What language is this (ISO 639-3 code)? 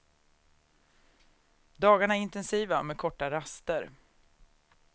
swe